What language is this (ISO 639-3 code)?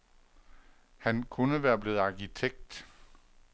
dan